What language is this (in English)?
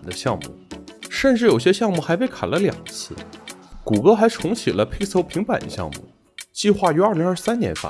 Chinese